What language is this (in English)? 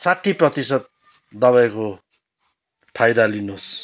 Nepali